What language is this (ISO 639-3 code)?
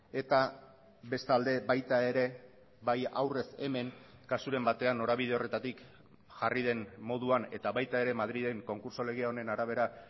eus